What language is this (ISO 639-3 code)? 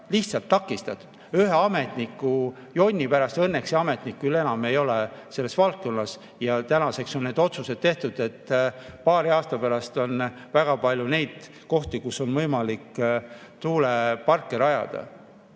est